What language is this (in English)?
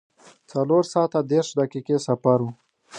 Pashto